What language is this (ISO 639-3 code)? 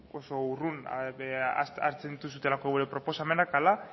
eus